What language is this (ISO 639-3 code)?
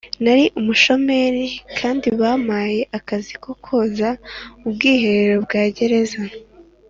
kin